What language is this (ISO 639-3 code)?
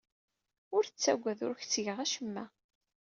kab